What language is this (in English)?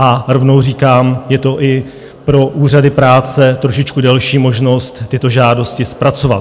Czech